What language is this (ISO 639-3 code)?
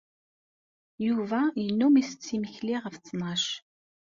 kab